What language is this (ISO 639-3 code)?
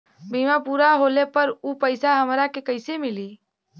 bho